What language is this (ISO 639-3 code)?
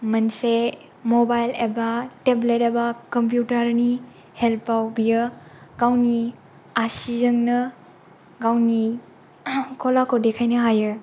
brx